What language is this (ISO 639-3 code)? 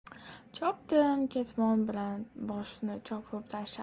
uzb